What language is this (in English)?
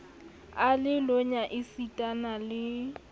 Southern Sotho